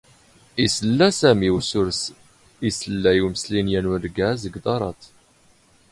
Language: Standard Moroccan Tamazight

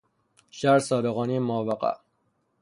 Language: Persian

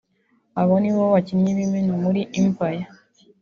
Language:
Kinyarwanda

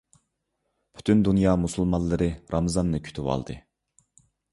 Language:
Uyghur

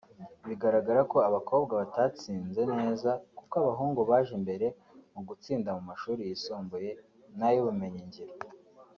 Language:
Kinyarwanda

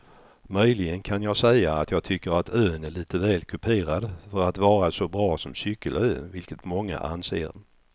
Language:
Swedish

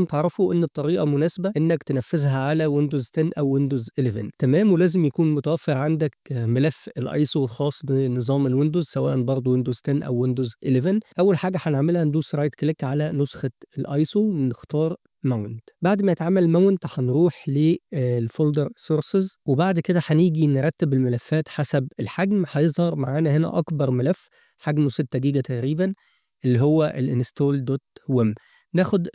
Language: Arabic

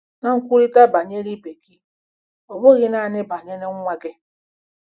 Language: Igbo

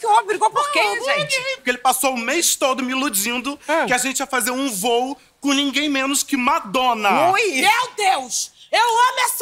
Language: Portuguese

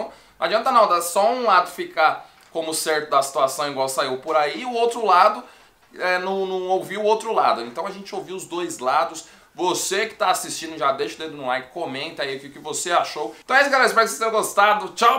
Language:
Portuguese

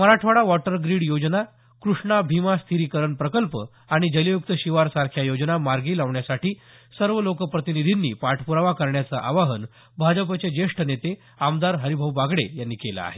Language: Marathi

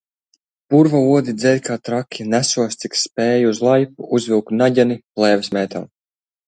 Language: Latvian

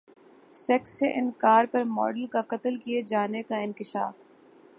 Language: Urdu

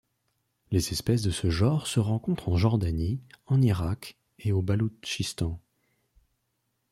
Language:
French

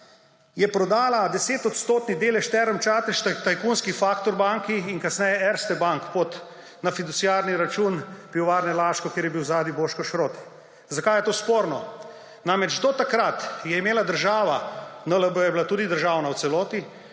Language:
Slovenian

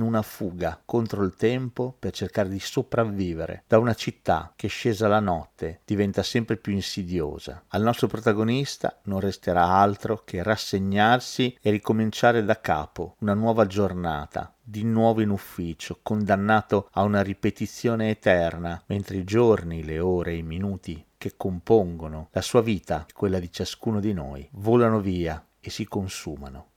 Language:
Italian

